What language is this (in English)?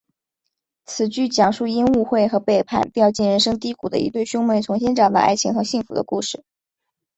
Chinese